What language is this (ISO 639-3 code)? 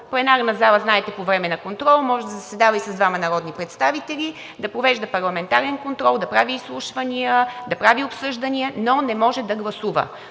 bul